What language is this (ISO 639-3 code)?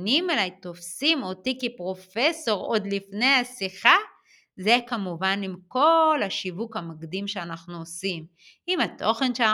heb